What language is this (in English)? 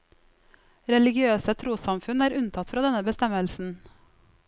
Norwegian